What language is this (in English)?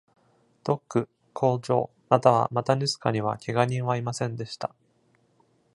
Japanese